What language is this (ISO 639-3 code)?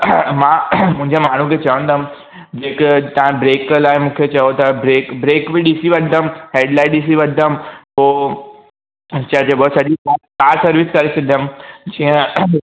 snd